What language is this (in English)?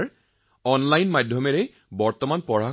Assamese